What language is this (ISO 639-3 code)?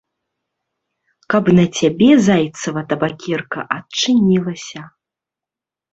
bel